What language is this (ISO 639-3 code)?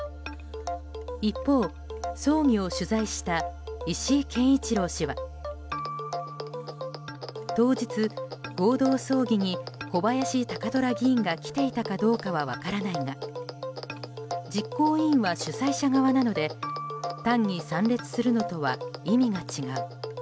jpn